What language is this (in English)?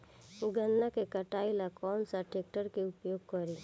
Bhojpuri